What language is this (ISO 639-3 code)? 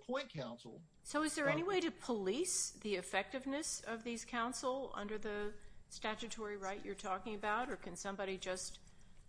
eng